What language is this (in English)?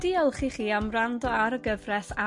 Welsh